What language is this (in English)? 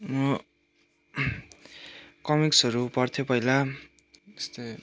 Nepali